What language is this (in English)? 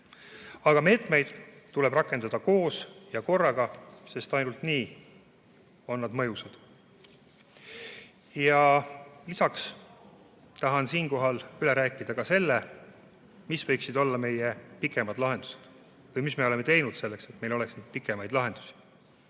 Estonian